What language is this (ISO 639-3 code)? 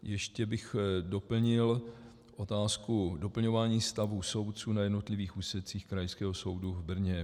ces